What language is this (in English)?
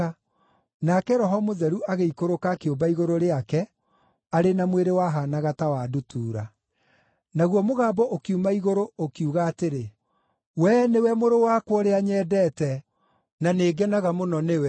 Kikuyu